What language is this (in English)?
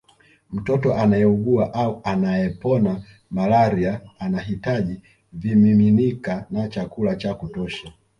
Swahili